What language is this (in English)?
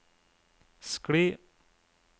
Norwegian